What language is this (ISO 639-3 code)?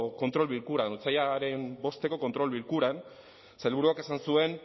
eus